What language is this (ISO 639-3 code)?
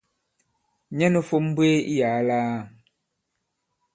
abb